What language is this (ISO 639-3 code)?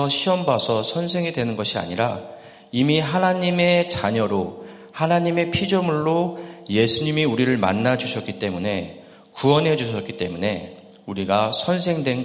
kor